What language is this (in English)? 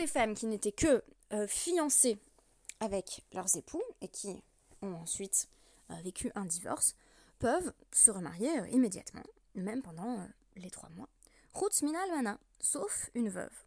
French